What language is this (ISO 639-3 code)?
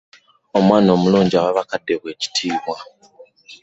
lug